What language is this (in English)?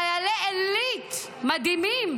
Hebrew